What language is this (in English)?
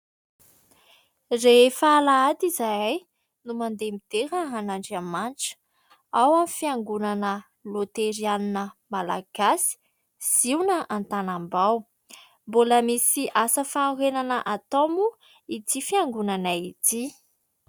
Malagasy